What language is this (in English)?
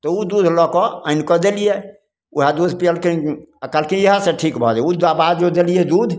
Maithili